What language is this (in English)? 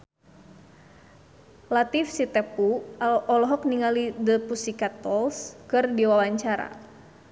Sundanese